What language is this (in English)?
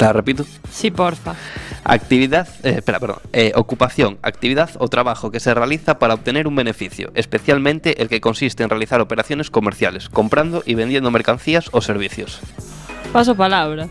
Spanish